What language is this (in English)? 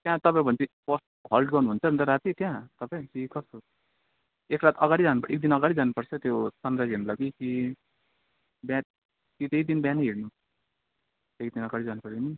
Nepali